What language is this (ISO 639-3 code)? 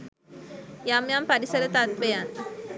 sin